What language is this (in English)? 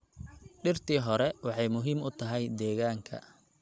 Somali